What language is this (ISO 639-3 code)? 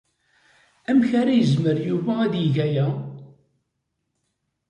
kab